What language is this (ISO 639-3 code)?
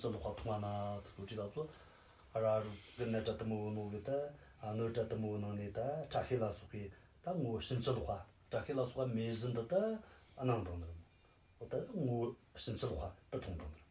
ron